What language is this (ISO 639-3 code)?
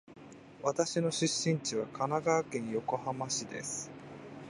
jpn